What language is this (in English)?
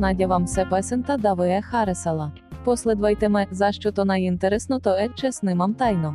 Bulgarian